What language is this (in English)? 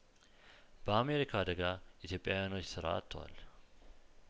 Amharic